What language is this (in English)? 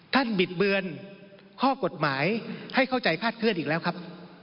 Thai